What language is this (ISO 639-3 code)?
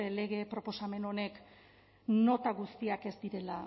eus